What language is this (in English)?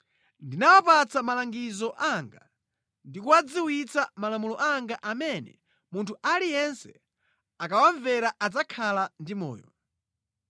Nyanja